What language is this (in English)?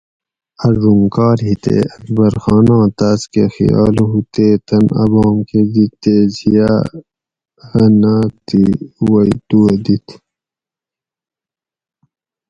Gawri